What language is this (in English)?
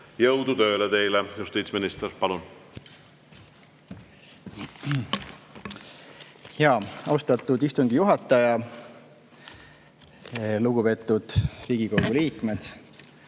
Estonian